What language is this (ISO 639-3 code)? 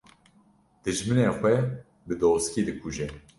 kur